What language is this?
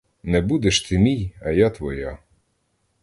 Ukrainian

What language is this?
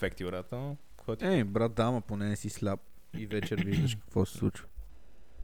Bulgarian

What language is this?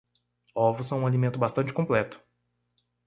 Portuguese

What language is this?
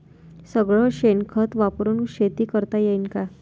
Marathi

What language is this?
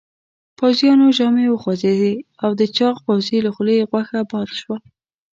Pashto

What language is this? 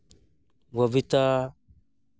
Santali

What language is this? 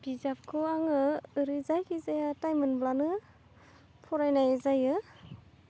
Bodo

